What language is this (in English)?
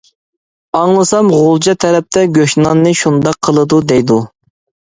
Uyghur